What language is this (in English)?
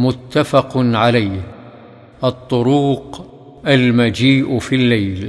Arabic